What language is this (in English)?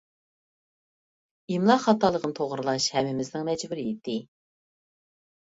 Uyghur